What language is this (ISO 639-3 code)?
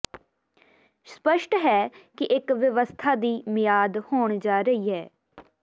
pan